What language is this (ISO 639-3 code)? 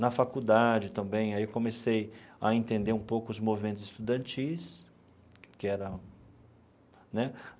por